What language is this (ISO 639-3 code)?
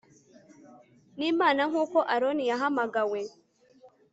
kin